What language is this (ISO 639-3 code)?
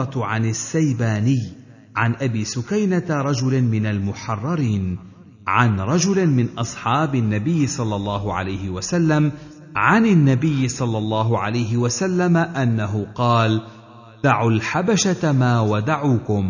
ara